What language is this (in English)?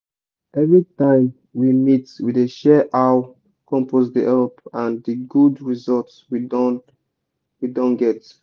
Nigerian Pidgin